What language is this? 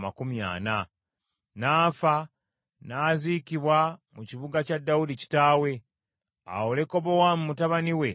Ganda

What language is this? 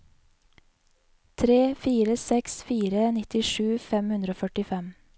Norwegian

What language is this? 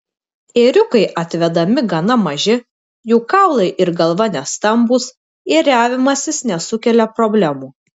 Lithuanian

